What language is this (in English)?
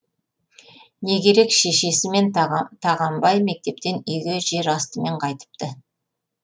Kazakh